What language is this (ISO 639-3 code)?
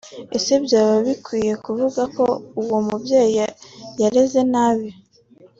kin